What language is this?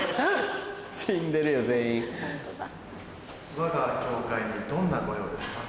Japanese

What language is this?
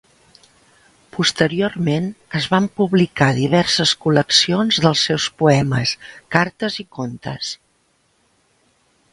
Catalan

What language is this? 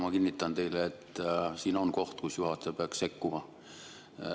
Estonian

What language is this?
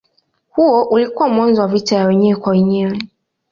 Swahili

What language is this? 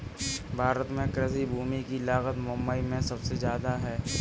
Hindi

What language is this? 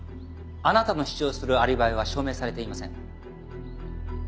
Japanese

